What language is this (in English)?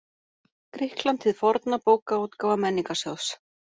Icelandic